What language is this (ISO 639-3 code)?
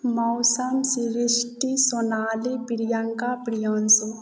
mai